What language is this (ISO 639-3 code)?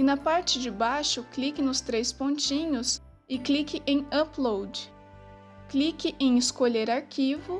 por